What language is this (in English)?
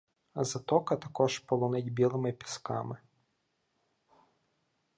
Ukrainian